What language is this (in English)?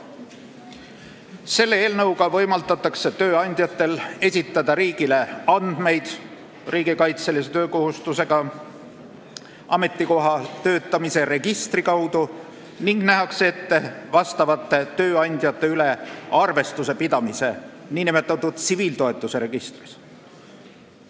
Estonian